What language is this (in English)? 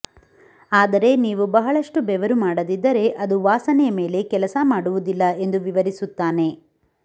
Kannada